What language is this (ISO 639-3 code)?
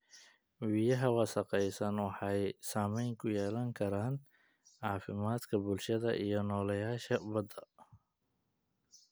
som